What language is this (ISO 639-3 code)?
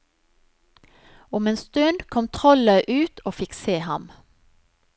nor